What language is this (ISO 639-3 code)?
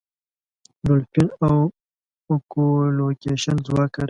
pus